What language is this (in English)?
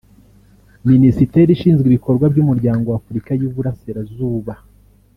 Kinyarwanda